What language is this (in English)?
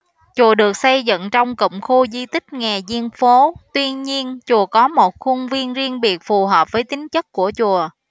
Vietnamese